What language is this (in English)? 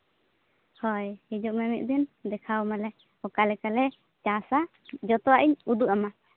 Santali